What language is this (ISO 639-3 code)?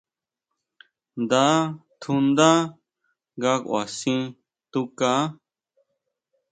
mau